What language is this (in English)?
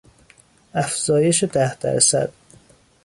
Persian